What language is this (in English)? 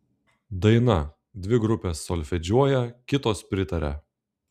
Lithuanian